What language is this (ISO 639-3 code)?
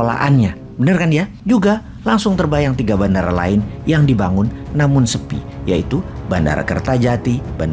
ind